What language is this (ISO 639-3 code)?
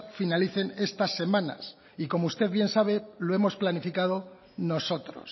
spa